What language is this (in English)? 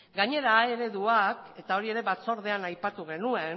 Basque